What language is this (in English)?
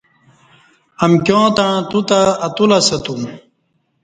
Kati